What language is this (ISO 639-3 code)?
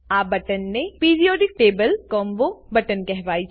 guj